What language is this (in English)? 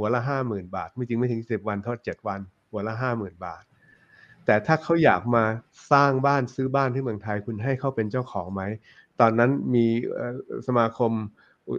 Thai